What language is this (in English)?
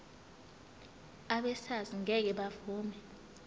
Zulu